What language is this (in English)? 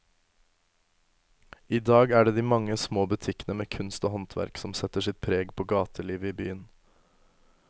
Norwegian